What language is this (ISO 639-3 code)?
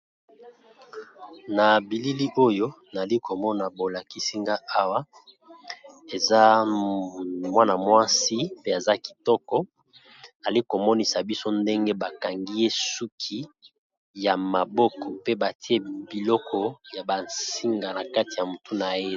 lin